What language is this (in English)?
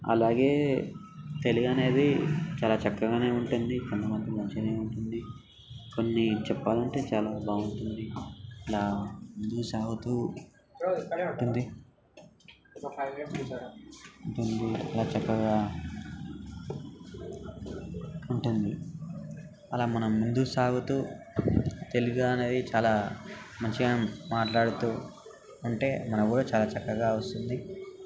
Telugu